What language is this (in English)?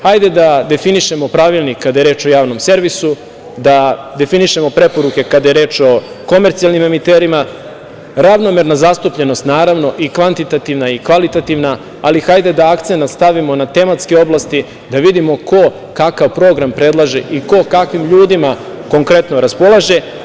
Serbian